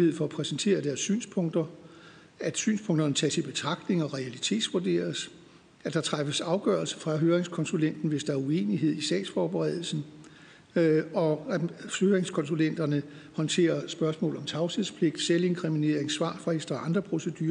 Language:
Danish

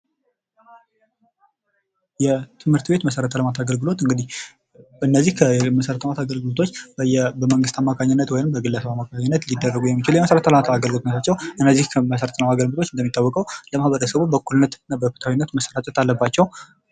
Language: Amharic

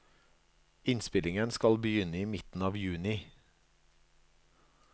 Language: Norwegian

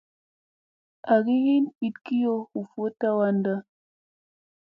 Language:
Musey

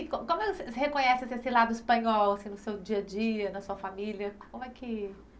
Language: Portuguese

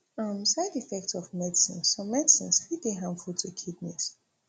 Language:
Nigerian Pidgin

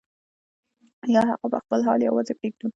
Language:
Pashto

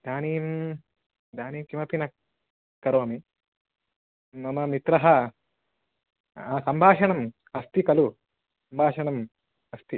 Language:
Sanskrit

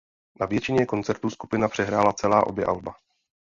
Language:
Czech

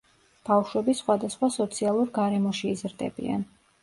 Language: Georgian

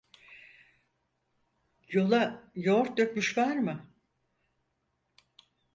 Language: Turkish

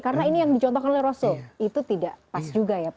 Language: Indonesian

